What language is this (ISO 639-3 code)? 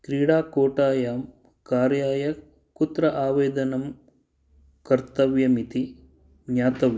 san